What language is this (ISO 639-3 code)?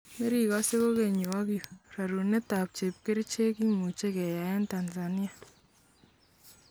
kln